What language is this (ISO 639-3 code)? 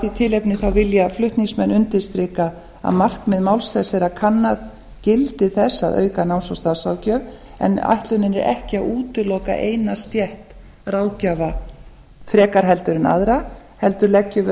isl